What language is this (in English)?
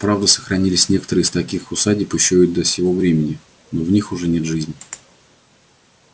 Russian